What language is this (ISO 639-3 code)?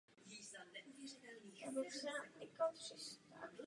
ces